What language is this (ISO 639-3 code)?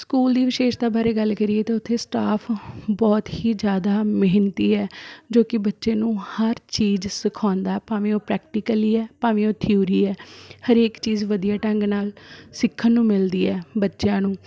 pan